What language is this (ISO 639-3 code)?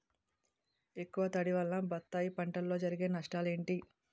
tel